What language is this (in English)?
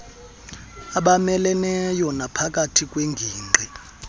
Xhosa